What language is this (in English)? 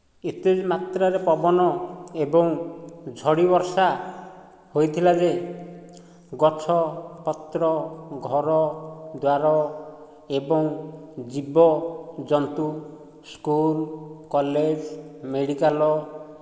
Odia